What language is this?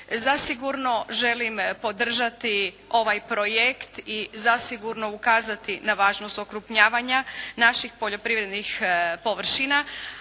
Croatian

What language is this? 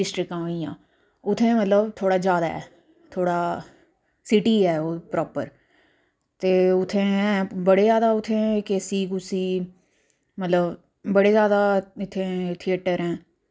Dogri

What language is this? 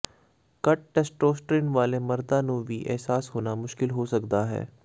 Punjabi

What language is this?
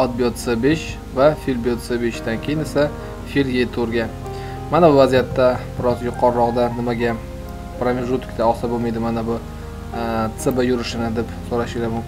Turkish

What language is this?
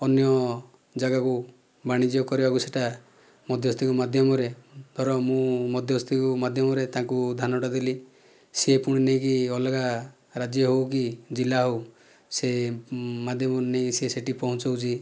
Odia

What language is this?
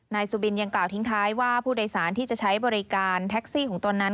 Thai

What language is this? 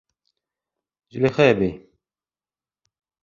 Bashkir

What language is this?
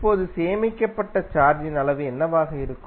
Tamil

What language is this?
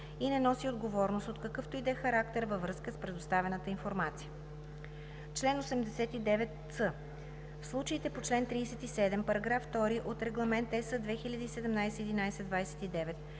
Bulgarian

